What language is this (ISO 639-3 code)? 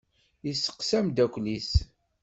kab